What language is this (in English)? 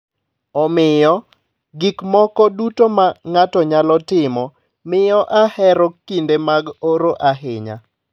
Luo (Kenya and Tanzania)